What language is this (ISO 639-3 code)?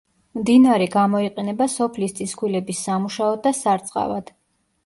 kat